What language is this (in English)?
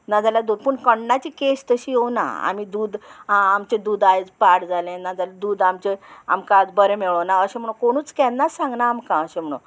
Konkani